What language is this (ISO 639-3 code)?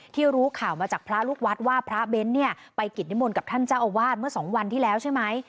tha